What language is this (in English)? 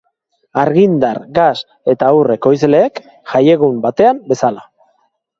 Basque